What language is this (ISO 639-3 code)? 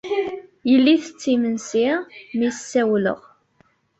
kab